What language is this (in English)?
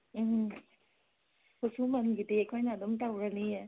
Manipuri